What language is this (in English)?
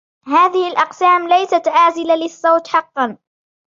Arabic